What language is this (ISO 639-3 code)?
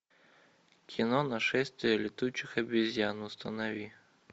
rus